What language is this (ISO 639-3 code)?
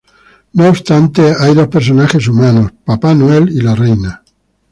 spa